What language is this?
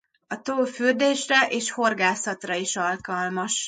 Hungarian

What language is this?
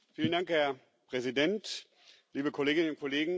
German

